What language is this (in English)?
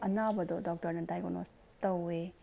Manipuri